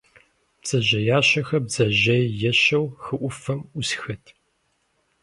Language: Kabardian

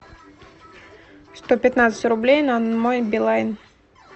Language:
Russian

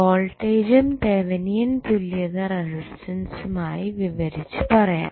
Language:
Malayalam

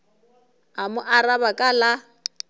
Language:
Northern Sotho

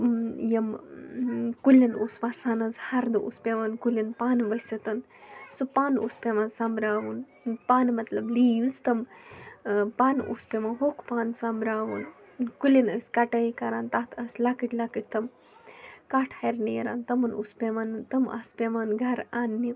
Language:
Kashmiri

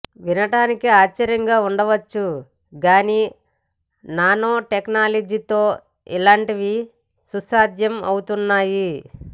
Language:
Telugu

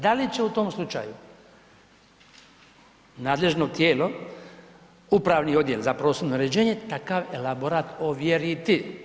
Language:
Croatian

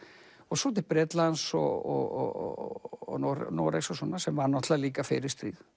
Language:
Icelandic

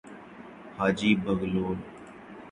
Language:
Urdu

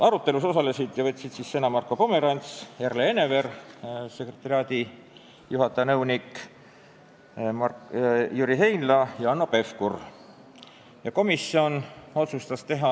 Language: Estonian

